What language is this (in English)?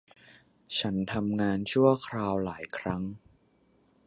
Thai